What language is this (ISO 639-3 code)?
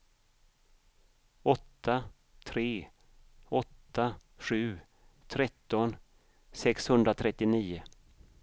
swe